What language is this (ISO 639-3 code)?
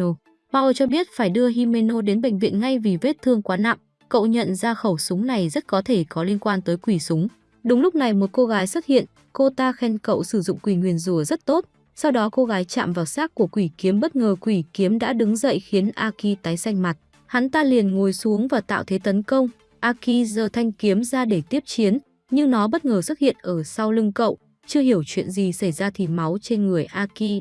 vie